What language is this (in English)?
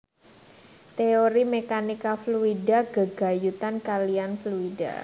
Javanese